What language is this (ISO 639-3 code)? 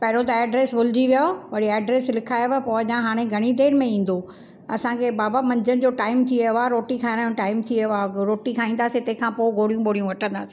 snd